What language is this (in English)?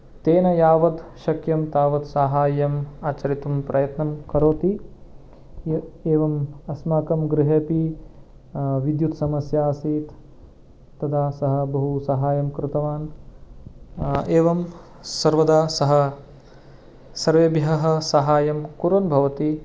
Sanskrit